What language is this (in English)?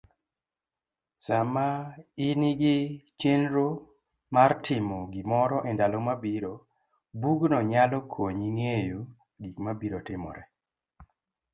Luo (Kenya and Tanzania)